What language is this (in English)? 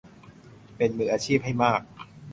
Thai